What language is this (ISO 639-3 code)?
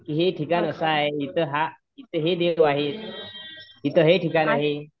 mar